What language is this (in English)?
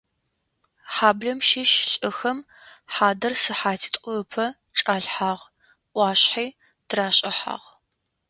Adyghe